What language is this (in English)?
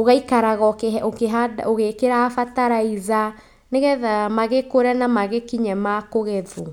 Kikuyu